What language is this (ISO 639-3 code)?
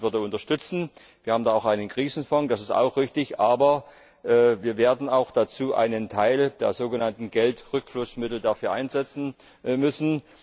deu